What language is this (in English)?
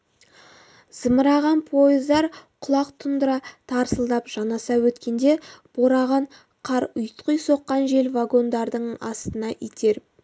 Kazakh